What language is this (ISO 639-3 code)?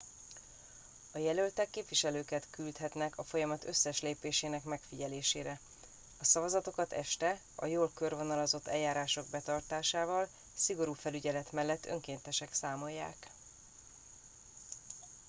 hun